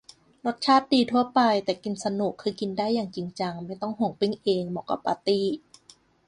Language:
Thai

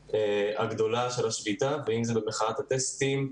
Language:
Hebrew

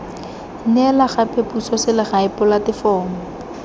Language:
Tswana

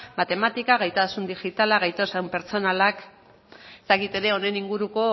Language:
Basque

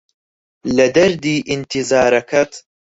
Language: Central Kurdish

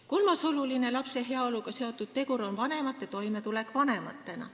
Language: Estonian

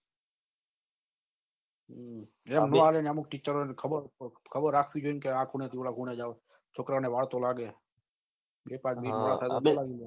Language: Gujarati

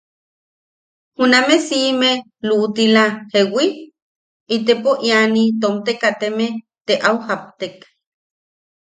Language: Yaqui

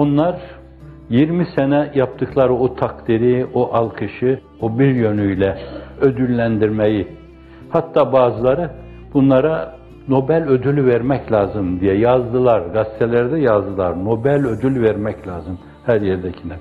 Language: Turkish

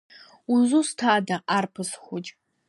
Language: Abkhazian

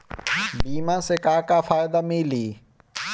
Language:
Bhojpuri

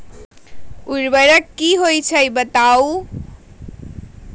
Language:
Magahi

